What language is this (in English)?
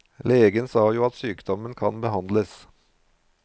Norwegian